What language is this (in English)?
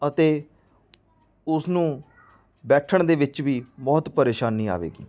Punjabi